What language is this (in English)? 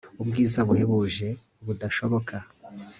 Kinyarwanda